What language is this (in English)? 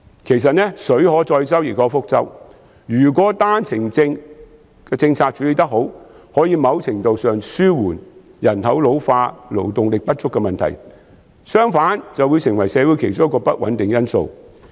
Cantonese